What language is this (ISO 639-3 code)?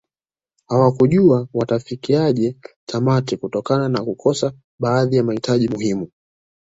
swa